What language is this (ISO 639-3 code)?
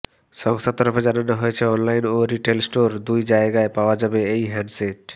ben